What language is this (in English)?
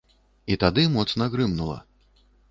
Belarusian